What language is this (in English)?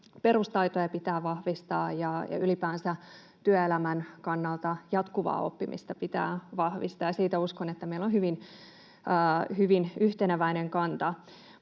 Finnish